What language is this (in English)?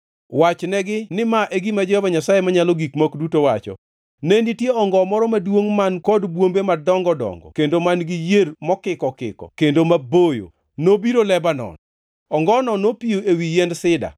Luo (Kenya and Tanzania)